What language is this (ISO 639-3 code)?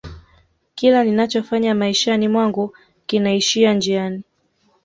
swa